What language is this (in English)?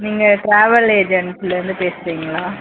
Tamil